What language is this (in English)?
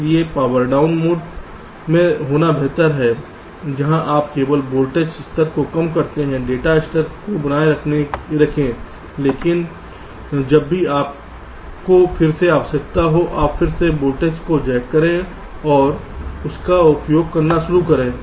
Hindi